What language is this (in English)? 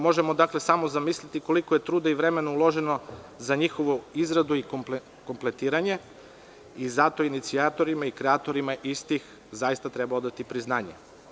Serbian